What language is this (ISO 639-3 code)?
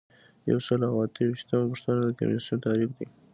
pus